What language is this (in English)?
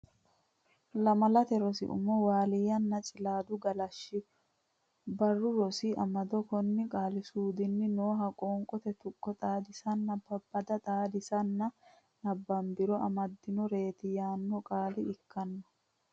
Sidamo